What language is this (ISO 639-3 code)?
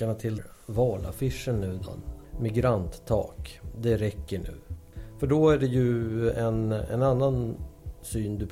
swe